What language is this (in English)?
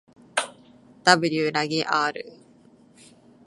Japanese